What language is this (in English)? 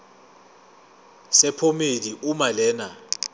Zulu